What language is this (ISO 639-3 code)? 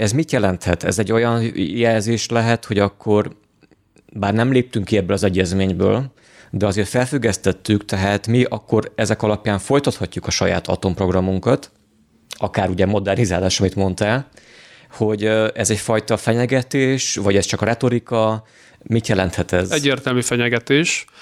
hun